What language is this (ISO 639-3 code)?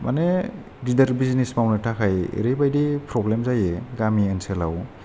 brx